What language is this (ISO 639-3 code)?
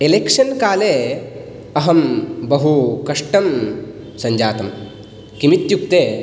san